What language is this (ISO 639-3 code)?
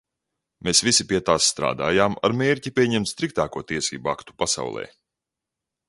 lav